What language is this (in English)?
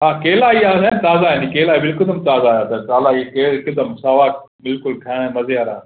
Sindhi